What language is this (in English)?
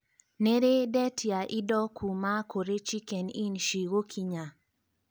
Kikuyu